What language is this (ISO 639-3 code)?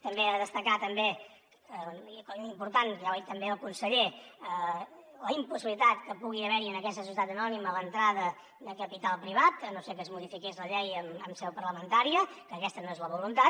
cat